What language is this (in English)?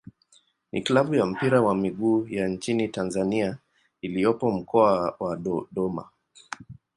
Swahili